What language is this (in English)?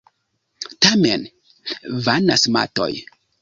Esperanto